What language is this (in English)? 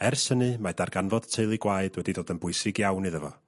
Welsh